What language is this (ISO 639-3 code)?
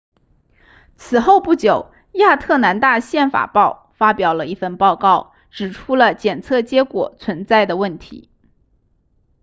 zho